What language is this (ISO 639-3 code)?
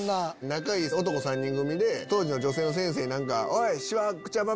jpn